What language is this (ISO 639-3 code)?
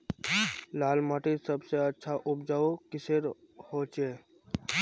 mag